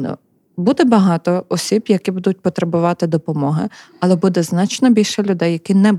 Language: Ukrainian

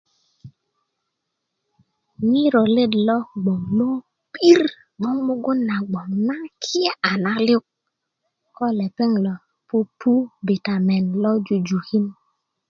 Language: Kuku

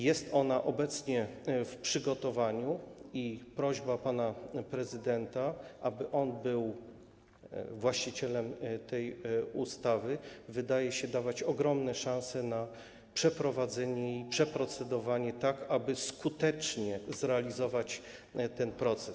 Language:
Polish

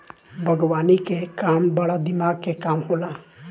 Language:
Bhojpuri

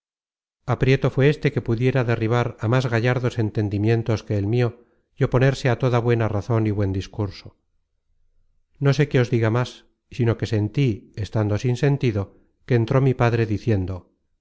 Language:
Spanish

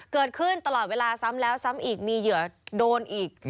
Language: Thai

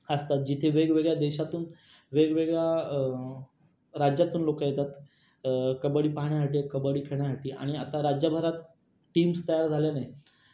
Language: Marathi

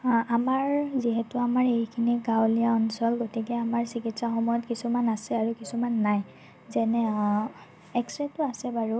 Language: Assamese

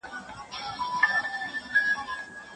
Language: Pashto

